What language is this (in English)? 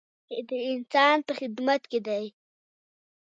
Pashto